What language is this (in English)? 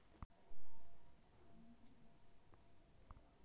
Chhattisgarhi